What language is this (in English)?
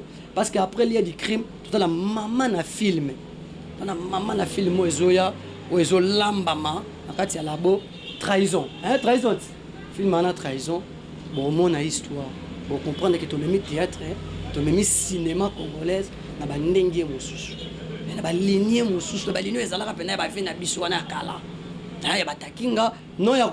French